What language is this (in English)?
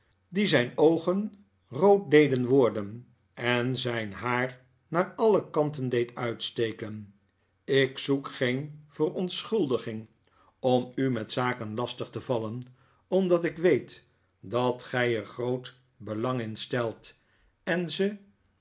Dutch